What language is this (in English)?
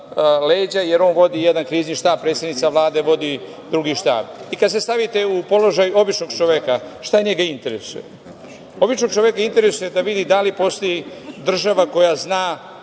Serbian